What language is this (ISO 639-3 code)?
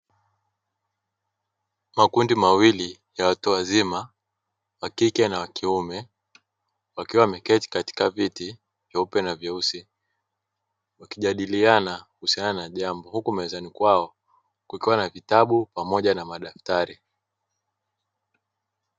swa